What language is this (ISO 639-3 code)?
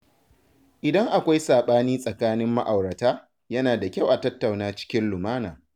hau